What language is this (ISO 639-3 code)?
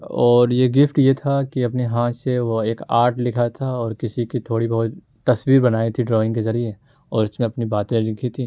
urd